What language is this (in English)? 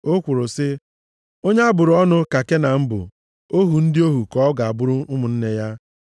Igbo